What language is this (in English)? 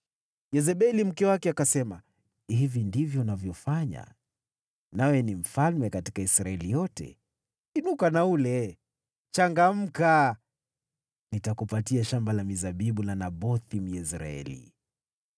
Swahili